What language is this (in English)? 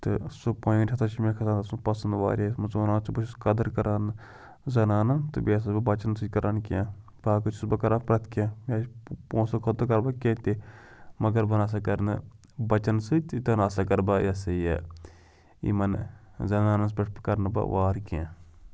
Kashmiri